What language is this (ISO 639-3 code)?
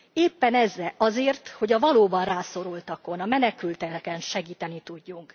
hun